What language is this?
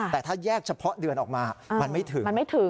Thai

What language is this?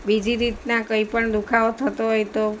Gujarati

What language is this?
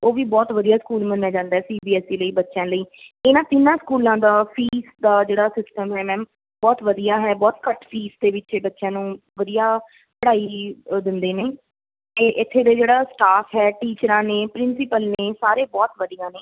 Punjabi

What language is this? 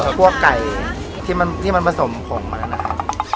Thai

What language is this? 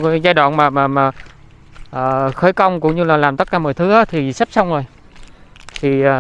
Vietnamese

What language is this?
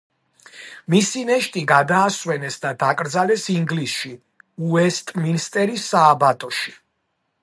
Georgian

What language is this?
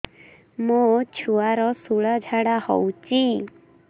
Odia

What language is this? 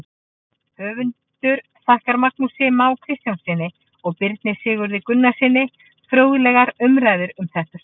Icelandic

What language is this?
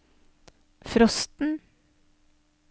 Norwegian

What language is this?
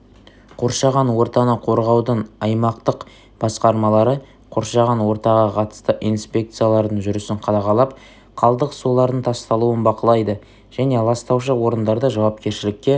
Kazakh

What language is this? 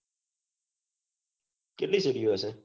Gujarati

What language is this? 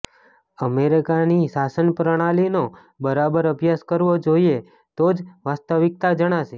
Gujarati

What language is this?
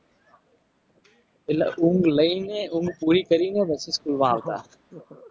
Gujarati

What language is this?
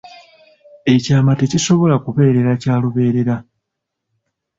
Ganda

